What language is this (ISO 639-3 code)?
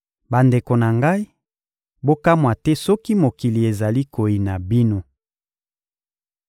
lin